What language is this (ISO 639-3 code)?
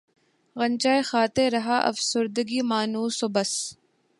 urd